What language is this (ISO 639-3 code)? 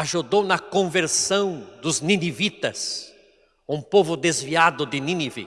por